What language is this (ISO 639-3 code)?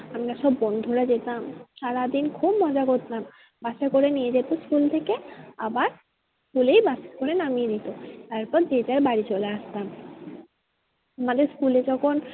ben